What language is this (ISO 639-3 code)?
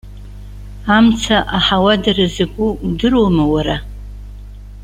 abk